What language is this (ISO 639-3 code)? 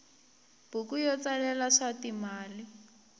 tso